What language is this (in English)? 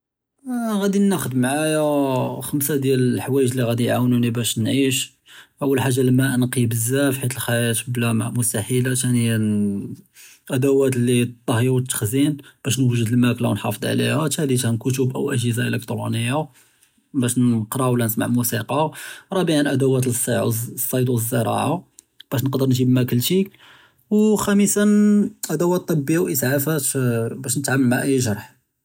Judeo-Arabic